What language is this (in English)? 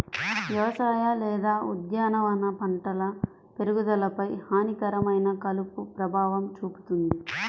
Telugu